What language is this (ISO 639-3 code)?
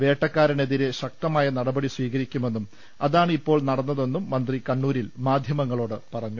mal